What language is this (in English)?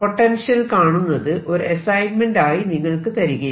Malayalam